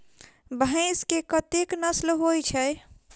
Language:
Maithili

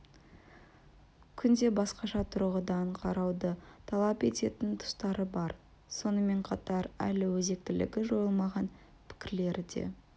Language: Kazakh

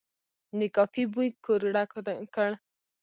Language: Pashto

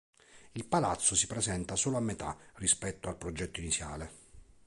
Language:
Italian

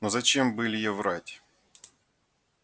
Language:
Russian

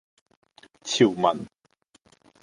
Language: Cantonese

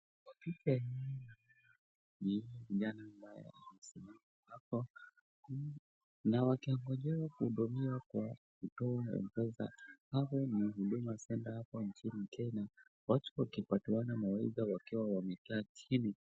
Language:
Swahili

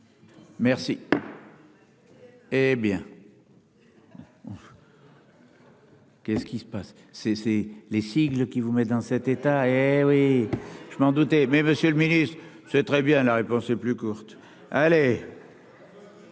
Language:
French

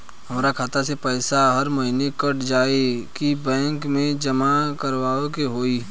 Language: Bhojpuri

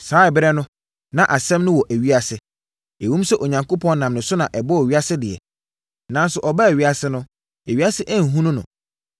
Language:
Akan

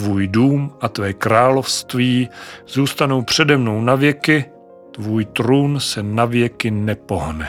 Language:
Czech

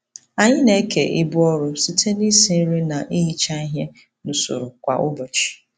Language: Igbo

